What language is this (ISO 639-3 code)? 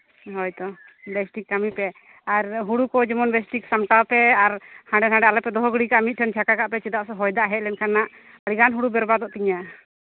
sat